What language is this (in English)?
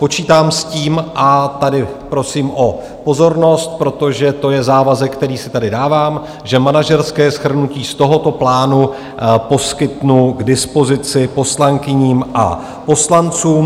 Czech